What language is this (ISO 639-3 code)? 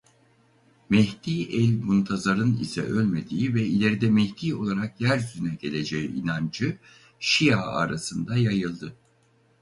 tur